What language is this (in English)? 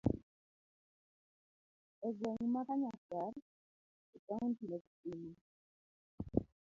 Luo (Kenya and Tanzania)